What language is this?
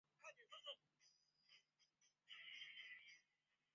Chinese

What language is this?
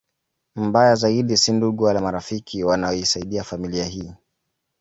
Swahili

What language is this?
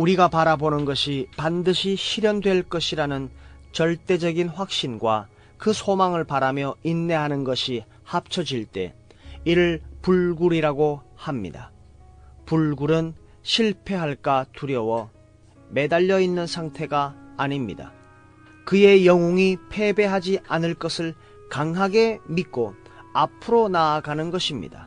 Korean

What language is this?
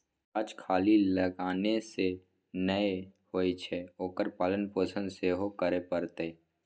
Maithili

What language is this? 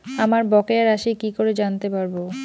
Bangla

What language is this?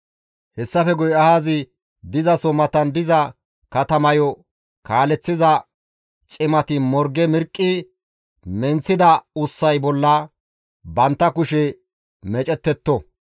Gamo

